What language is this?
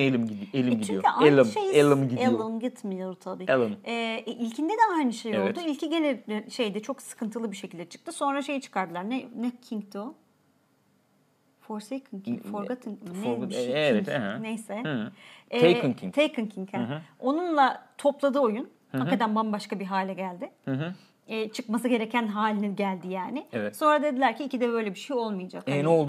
Turkish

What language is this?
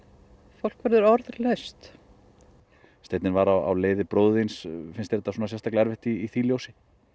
Icelandic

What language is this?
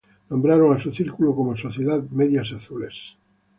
Spanish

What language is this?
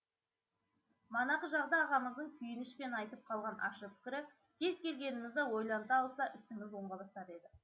Kazakh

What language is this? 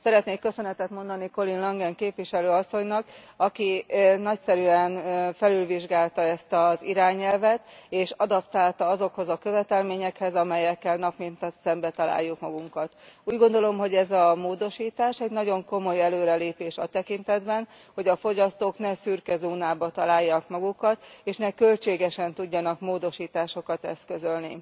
Hungarian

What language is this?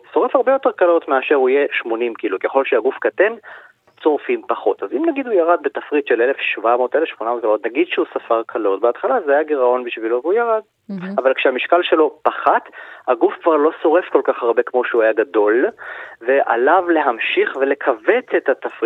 Hebrew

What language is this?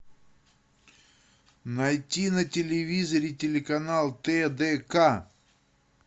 Russian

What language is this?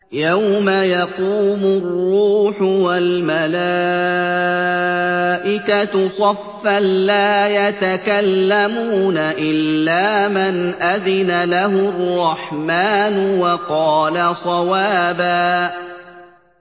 Arabic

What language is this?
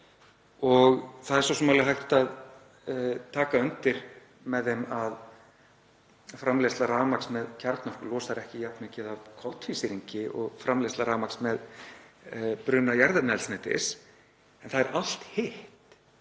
Icelandic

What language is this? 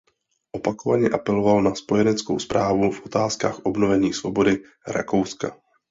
Czech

